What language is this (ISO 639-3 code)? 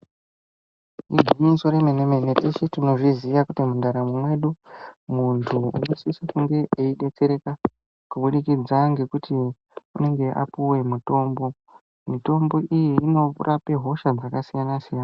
ndc